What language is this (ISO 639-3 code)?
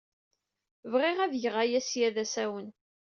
kab